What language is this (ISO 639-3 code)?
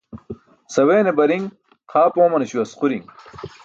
bsk